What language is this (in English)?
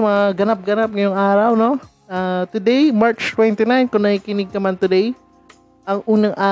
Filipino